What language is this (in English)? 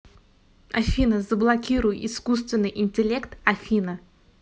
Russian